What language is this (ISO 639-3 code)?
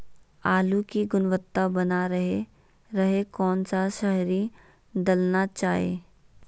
mag